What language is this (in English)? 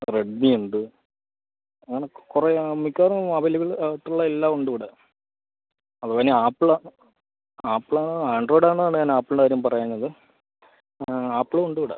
Malayalam